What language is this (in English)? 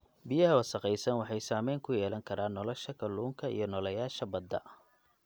Somali